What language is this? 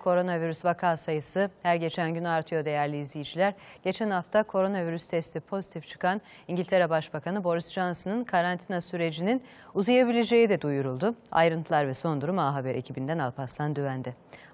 Turkish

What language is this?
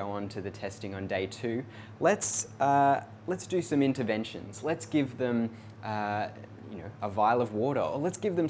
English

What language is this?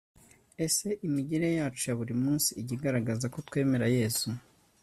Kinyarwanda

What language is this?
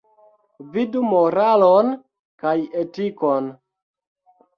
Esperanto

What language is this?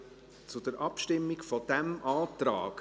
Swiss German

